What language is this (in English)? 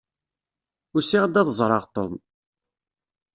Kabyle